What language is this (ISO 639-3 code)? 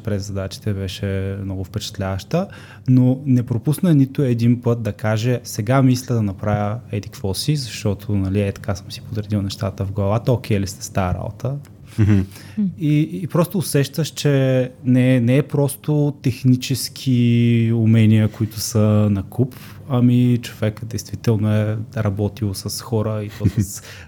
bul